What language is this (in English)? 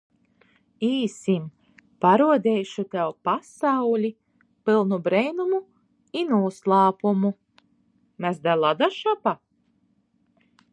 Latgalian